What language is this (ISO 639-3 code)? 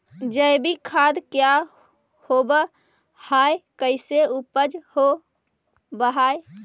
mag